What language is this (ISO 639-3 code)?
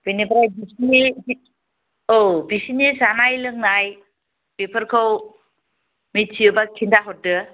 brx